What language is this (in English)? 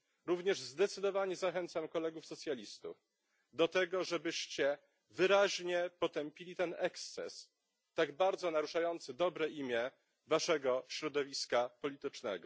Polish